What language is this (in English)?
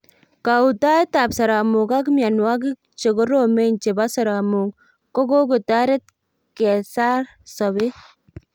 Kalenjin